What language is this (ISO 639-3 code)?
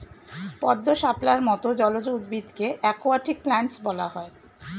ben